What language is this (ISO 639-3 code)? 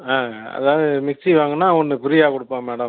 tam